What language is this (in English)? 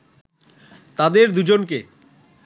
Bangla